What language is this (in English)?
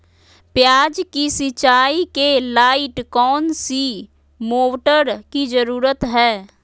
Magahi